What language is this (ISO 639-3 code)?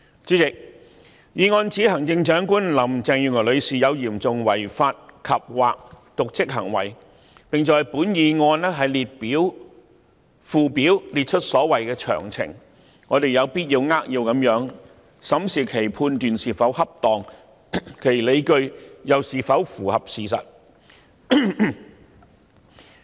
yue